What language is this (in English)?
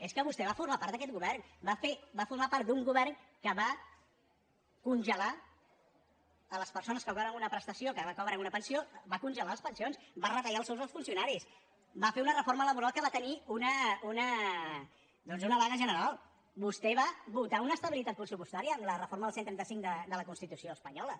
Catalan